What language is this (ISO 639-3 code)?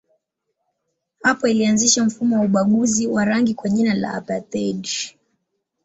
swa